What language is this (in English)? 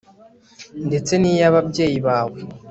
Kinyarwanda